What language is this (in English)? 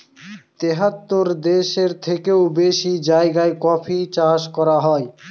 Bangla